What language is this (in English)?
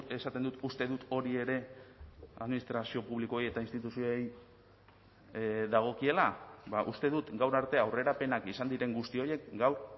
Basque